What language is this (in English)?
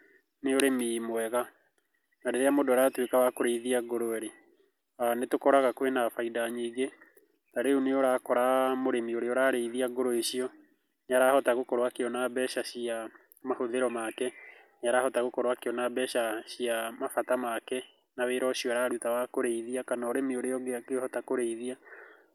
Kikuyu